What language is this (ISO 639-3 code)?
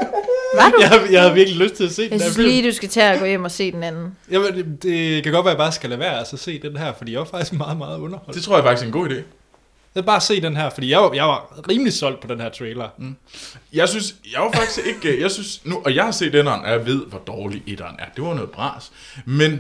dan